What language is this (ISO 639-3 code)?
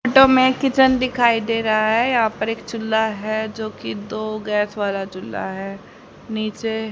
hin